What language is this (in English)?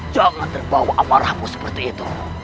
Indonesian